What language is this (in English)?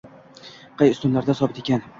Uzbek